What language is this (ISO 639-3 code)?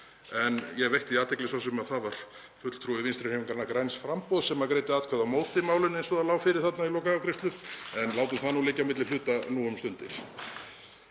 isl